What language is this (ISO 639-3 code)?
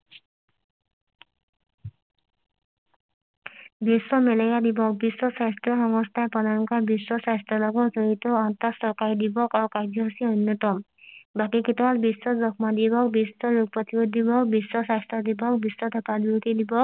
asm